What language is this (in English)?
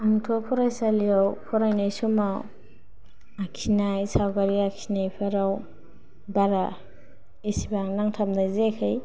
Bodo